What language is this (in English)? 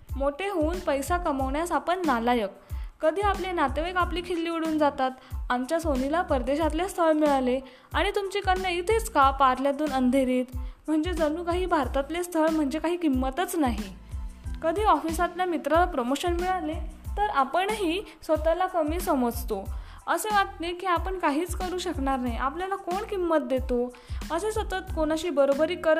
Marathi